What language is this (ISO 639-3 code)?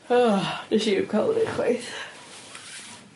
cym